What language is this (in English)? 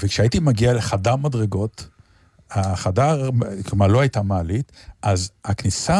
Hebrew